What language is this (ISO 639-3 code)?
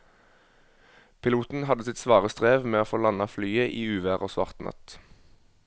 nor